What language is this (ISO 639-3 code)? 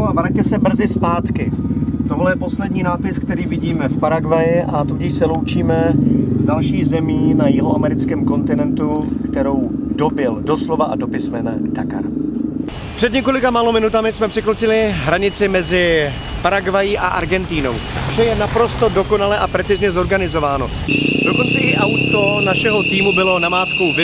ces